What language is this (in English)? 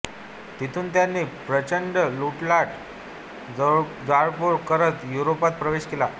Marathi